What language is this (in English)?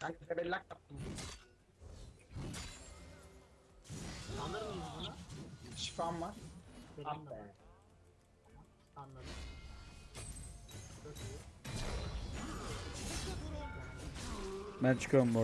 Turkish